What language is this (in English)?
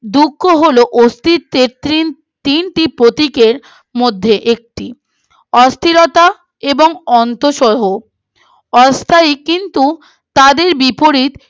Bangla